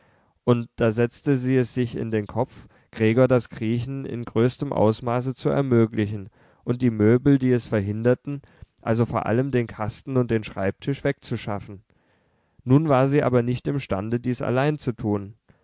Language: German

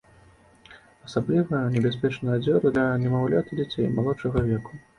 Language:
Belarusian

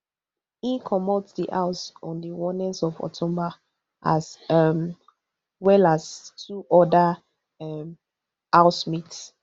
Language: Nigerian Pidgin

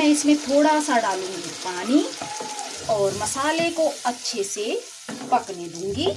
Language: Hindi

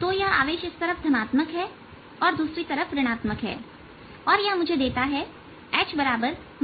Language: Hindi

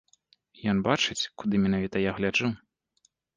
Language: Belarusian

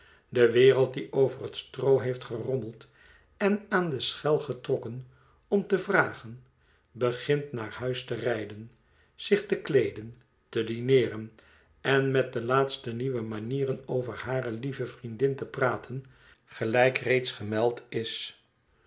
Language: Dutch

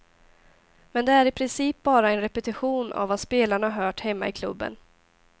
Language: Swedish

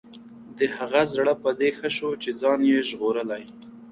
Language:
Pashto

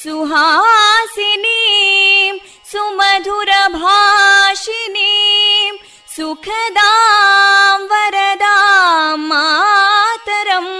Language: Kannada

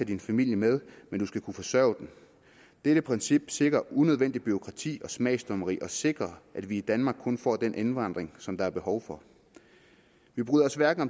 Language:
Danish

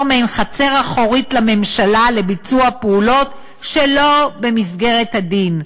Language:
Hebrew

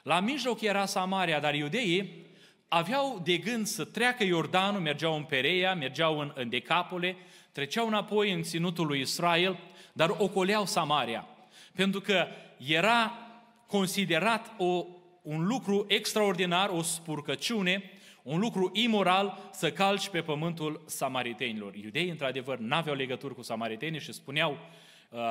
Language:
Romanian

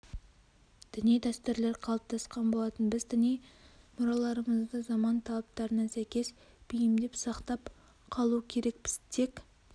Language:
Kazakh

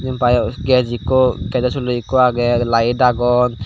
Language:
Chakma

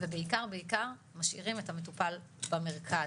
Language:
Hebrew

